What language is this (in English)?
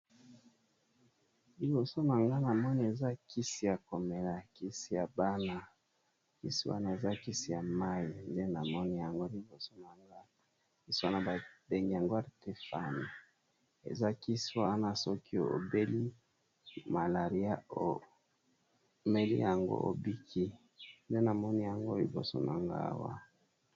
Lingala